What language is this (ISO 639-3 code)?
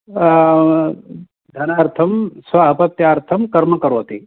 san